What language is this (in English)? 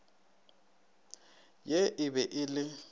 Northern Sotho